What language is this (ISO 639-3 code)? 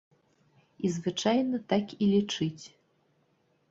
bel